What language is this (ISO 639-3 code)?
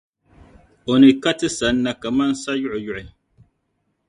dag